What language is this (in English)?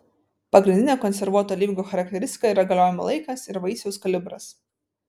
Lithuanian